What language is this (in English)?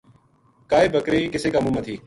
Gujari